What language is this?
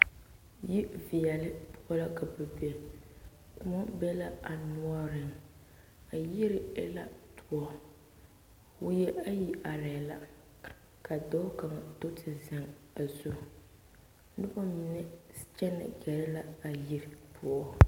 Southern Dagaare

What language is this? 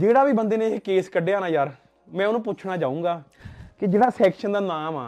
Punjabi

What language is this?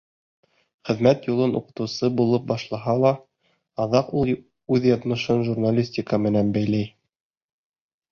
Bashkir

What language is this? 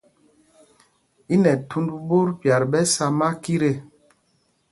Mpumpong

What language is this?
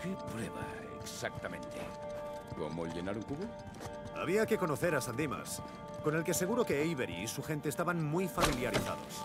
Spanish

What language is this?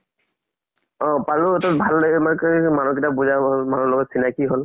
Assamese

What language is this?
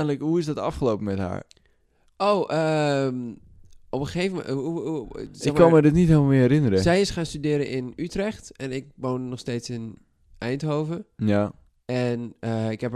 Dutch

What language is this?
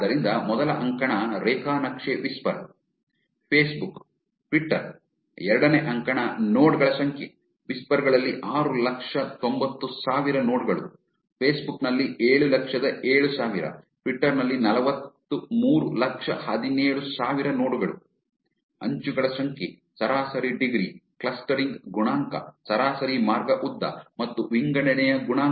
Kannada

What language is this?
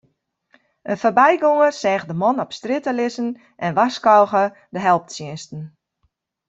Western Frisian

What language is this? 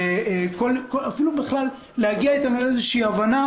Hebrew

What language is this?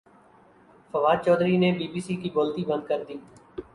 Urdu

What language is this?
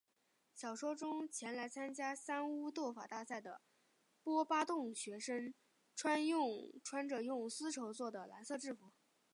Chinese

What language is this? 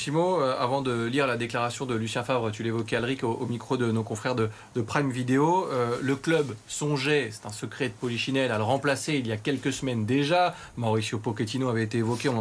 French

